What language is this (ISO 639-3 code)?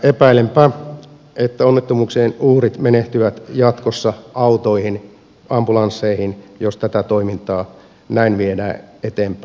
fin